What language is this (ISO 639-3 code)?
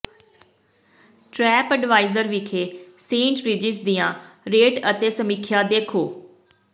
pan